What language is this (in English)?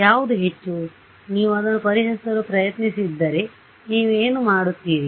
Kannada